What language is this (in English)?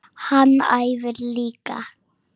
Icelandic